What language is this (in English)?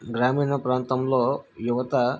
Telugu